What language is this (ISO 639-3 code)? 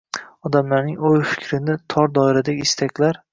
uzb